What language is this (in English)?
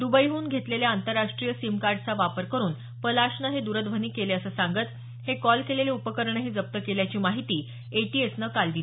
Marathi